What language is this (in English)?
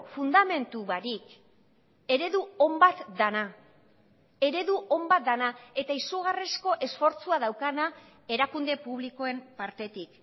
Basque